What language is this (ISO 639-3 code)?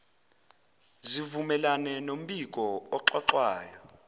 zul